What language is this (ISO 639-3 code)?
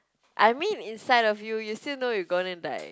eng